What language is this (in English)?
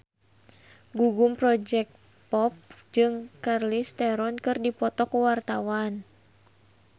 Sundanese